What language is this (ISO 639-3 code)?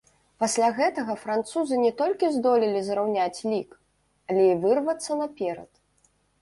bel